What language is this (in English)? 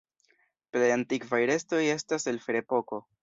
Esperanto